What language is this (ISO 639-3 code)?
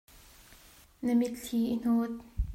cnh